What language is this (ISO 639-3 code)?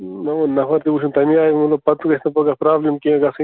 kas